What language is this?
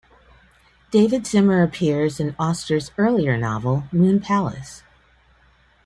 English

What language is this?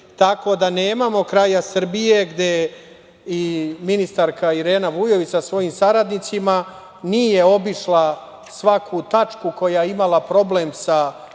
Serbian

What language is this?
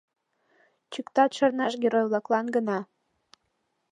Mari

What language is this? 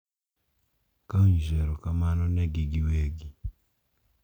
Luo (Kenya and Tanzania)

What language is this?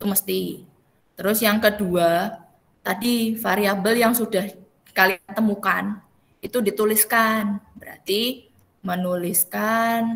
Indonesian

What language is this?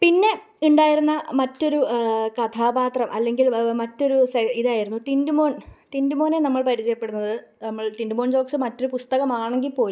Malayalam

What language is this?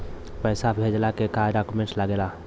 Bhojpuri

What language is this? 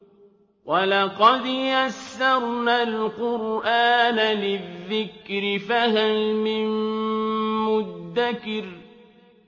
Arabic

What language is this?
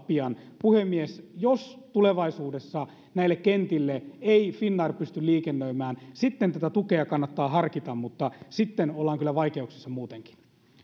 Finnish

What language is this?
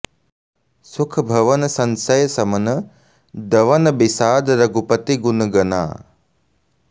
Sanskrit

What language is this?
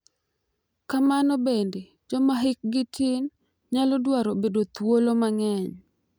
Luo (Kenya and Tanzania)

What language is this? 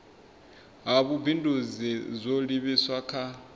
Venda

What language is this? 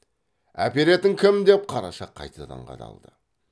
Kazakh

